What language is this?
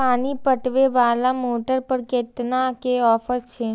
Maithili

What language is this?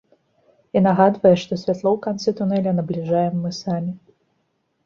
Belarusian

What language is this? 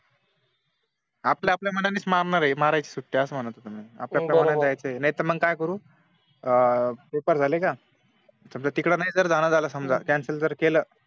Marathi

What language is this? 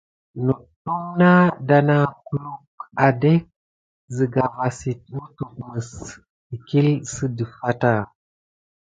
Gidar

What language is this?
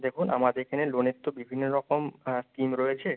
Bangla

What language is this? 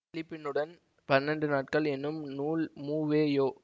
Tamil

